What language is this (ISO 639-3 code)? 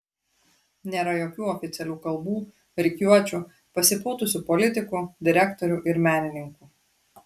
lit